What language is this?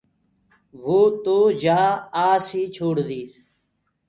Gurgula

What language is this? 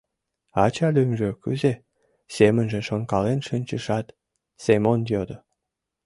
Mari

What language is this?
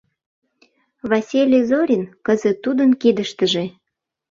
Mari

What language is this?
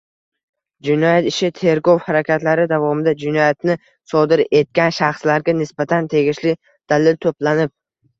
Uzbek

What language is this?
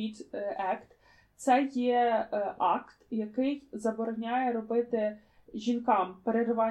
Ukrainian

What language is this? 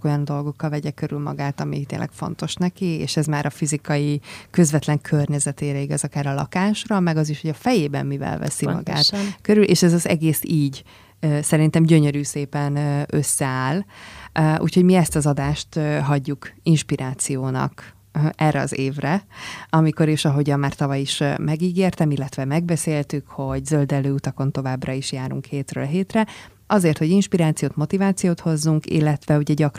Hungarian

